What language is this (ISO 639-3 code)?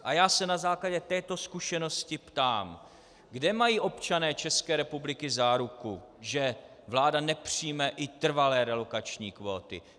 ces